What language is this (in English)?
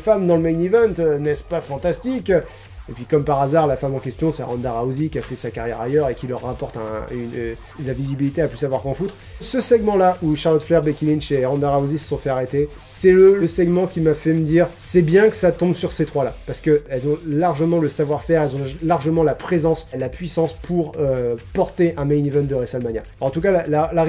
French